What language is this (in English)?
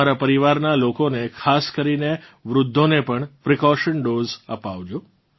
Gujarati